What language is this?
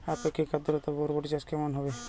Bangla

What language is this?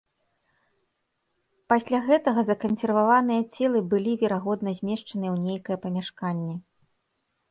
Belarusian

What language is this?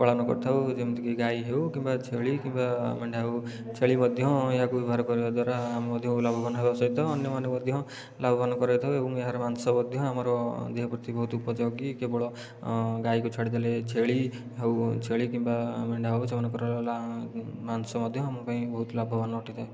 Odia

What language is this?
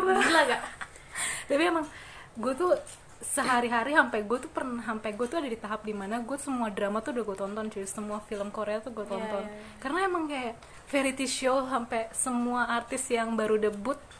Indonesian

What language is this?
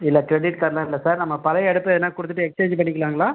Tamil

